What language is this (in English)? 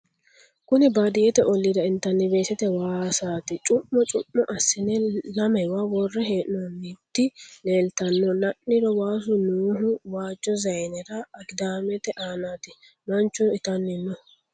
Sidamo